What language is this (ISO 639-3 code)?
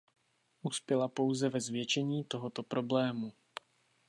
ces